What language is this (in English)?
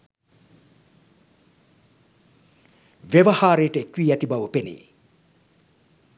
Sinhala